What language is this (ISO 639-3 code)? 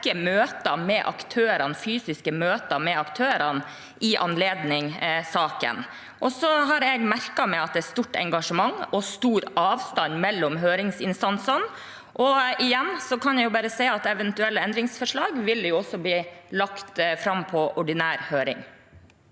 nor